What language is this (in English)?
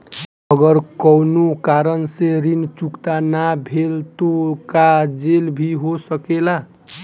Bhojpuri